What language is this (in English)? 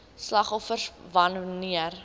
Afrikaans